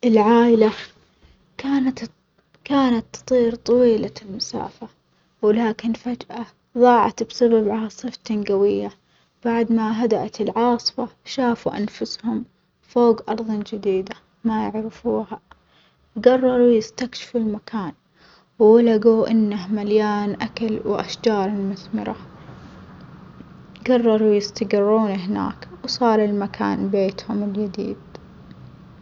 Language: Omani Arabic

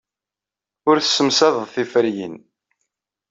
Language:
Kabyle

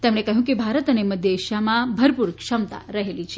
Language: Gujarati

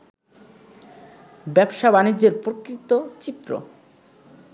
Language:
Bangla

